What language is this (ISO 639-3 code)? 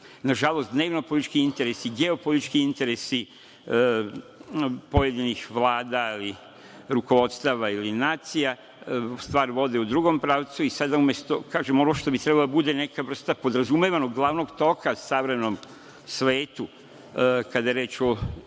srp